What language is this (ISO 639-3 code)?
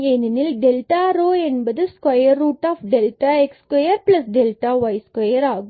tam